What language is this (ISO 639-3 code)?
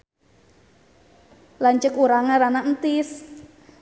sun